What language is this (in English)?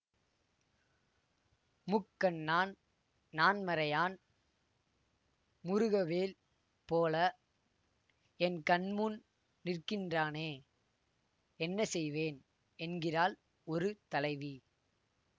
Tamil